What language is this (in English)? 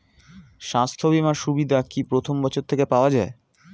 Bangla